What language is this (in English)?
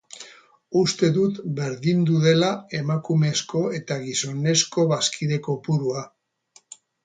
Basque